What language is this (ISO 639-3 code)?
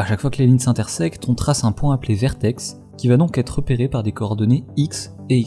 fra